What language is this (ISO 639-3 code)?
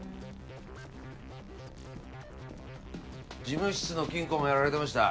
jpn